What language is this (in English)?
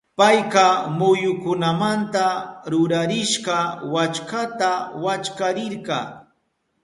Southern Pastaza Quechua